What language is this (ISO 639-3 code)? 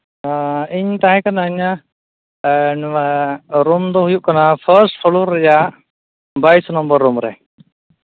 sat